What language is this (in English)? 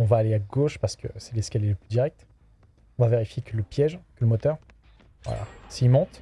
French